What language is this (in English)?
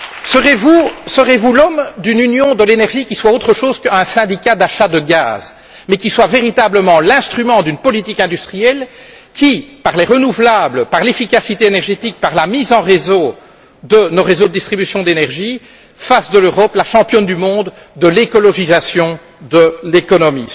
French